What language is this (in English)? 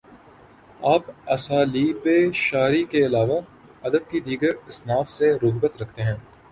Urdu